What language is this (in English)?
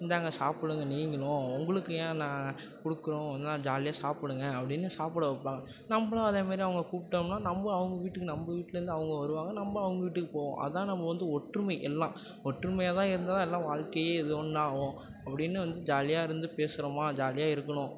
Tamil